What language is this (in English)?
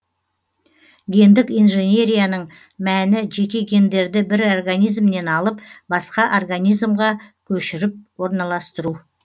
Kazakh